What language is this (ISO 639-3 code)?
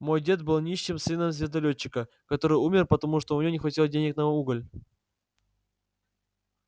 rus